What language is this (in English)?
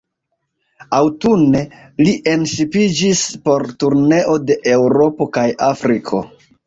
Esperanto